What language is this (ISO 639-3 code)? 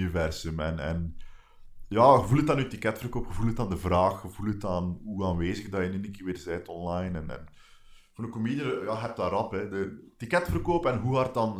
nld